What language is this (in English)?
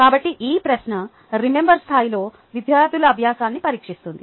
Telugu